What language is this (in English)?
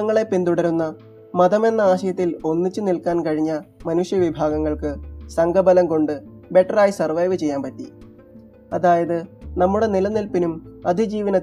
Malayalam